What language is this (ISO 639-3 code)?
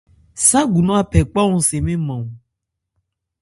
ebr